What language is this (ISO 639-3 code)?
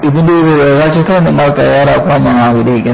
mal